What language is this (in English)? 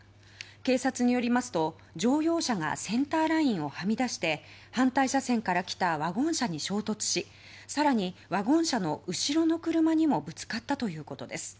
Japanese